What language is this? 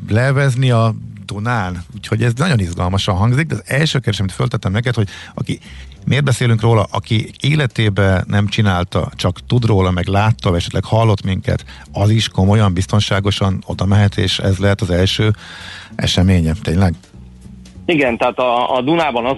Hungarian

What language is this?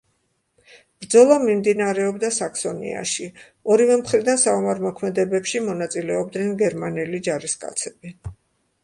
Georgian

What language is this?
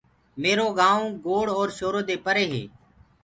Gurgula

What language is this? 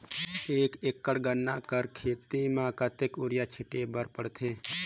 Chhattisgarhi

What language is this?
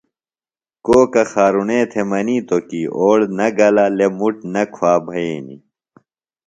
Phalura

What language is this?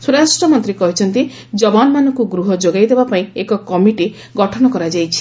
Odia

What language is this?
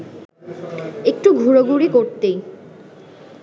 Bangla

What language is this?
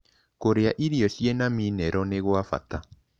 Kikuyu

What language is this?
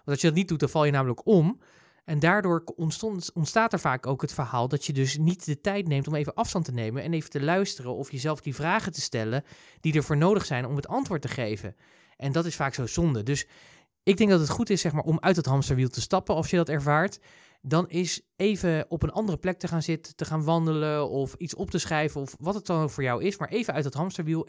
Dutch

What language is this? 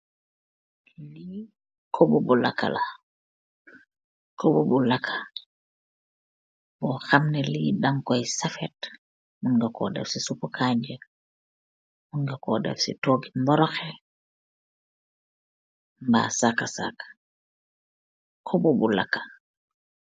Wolof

